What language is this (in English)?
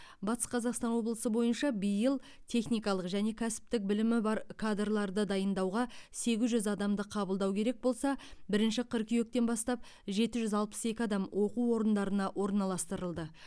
Kazakh